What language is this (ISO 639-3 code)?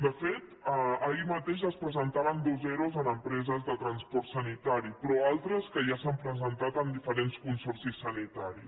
cat